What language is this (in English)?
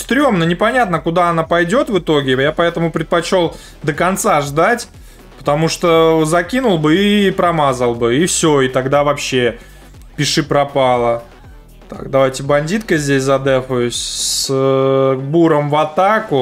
Russian